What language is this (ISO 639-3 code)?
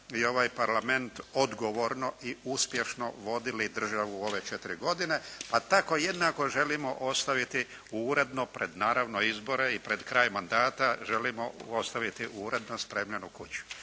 hrv